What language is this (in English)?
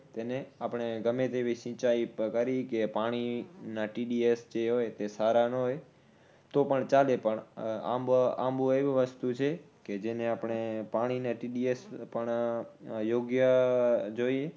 Gujarati